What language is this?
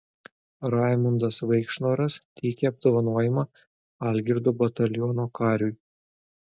Lithuanian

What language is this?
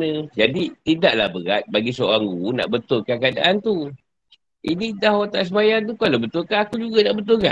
Malay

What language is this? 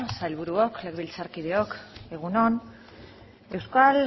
Basque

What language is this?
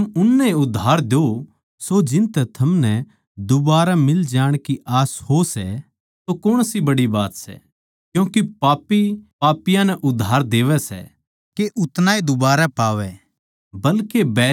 Haryanvi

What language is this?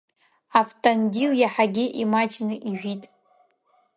Abkhazian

